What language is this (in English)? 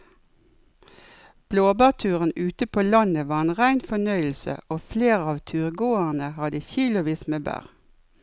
Norwegian